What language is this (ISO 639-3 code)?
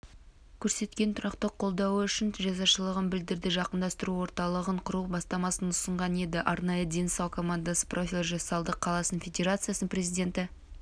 kaz